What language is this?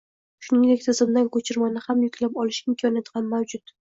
Uzbek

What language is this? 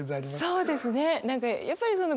Japanese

